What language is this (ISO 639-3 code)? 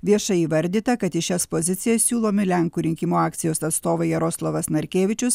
lit